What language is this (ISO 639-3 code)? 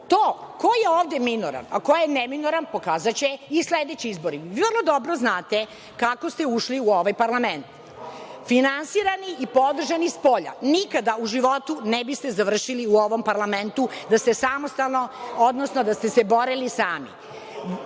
srp